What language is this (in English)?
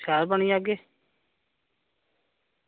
Dogri